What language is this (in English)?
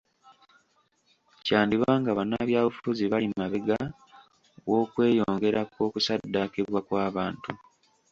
Ganda